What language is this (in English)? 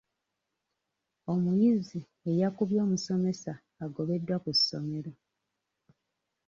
Ganda